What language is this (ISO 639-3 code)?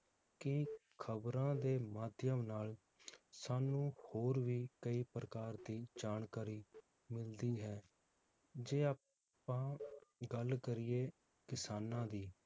pan